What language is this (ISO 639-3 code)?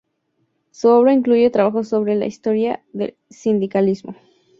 spa